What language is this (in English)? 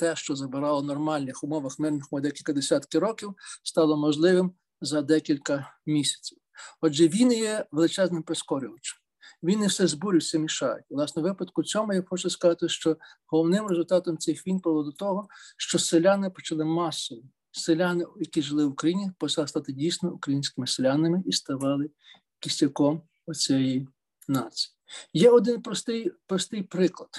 Ukrainian